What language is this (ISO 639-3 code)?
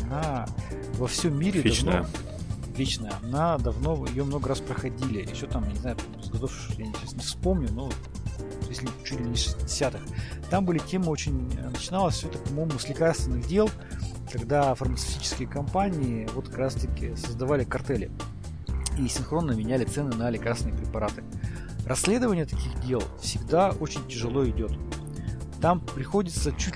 rus